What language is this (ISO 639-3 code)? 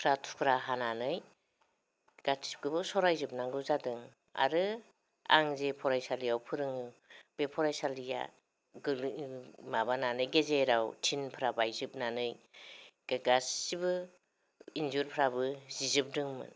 brx